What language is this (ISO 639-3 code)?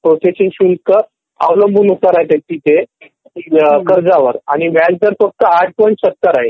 mar